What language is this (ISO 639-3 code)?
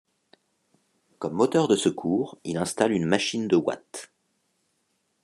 fra